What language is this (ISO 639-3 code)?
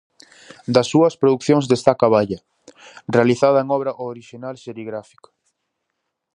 glg